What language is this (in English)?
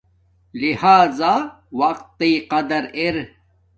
Domaaki